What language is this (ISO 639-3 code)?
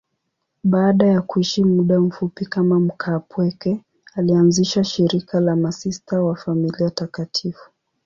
swa